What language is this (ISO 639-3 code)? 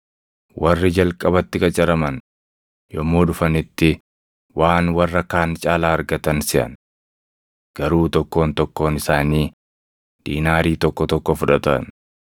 orm